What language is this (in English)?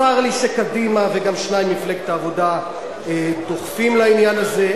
Hebrew